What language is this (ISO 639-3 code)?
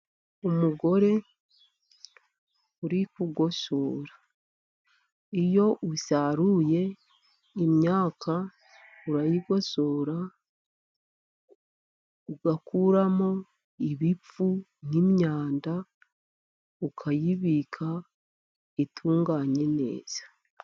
kin